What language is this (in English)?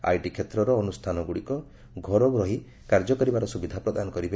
Odia